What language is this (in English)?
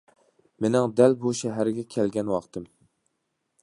Uyghur